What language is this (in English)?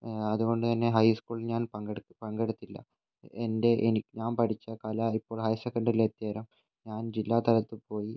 Malayalam